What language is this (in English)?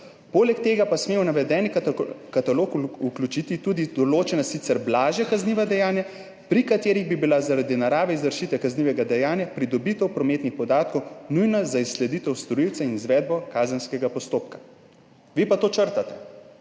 Slovenian